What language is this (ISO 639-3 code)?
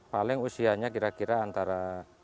ind